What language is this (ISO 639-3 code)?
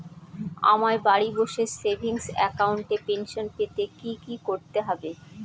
ben